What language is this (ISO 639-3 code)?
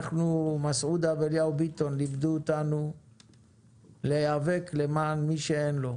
heb